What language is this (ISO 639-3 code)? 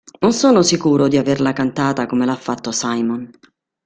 ita